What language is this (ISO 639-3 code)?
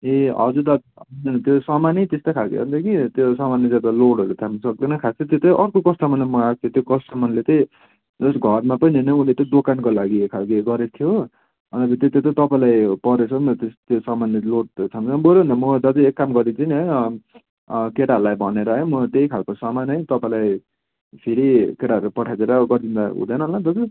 nep